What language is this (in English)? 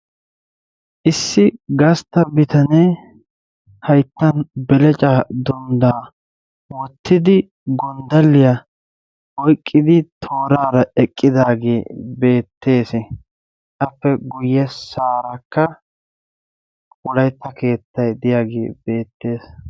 Wolaytta